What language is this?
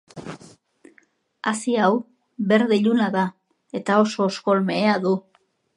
Basque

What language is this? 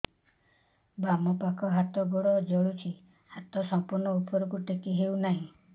Odia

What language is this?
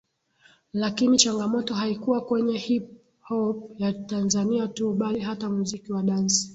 Swahili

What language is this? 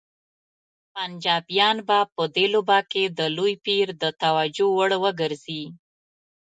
Pashto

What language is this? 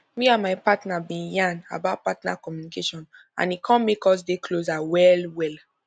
Nigerian Pidgin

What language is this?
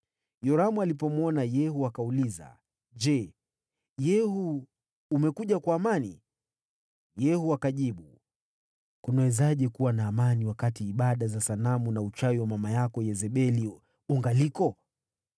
Swahili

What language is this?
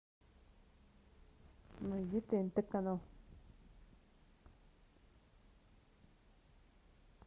Russian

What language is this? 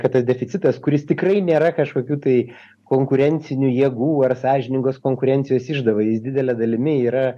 Lithuanian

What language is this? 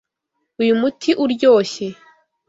Kinyarwanda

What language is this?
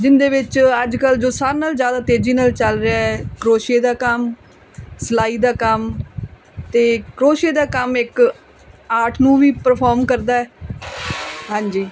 Punjabi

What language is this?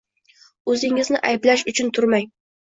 Uzbek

